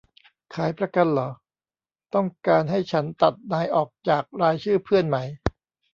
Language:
Thai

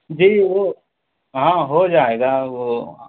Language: Urdu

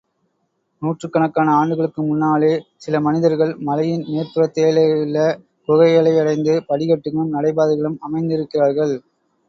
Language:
Tamil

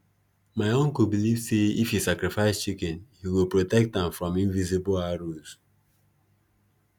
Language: Nigerian Pidgin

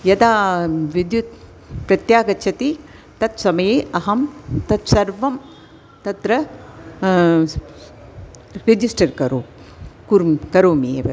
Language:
Sanskrit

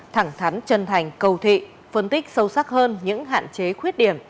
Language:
Vietnamese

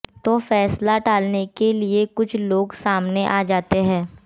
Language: Hindi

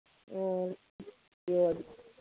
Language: Manipuri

